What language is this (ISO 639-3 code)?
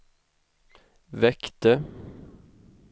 swe